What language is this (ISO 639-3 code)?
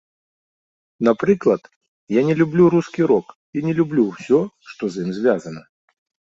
bel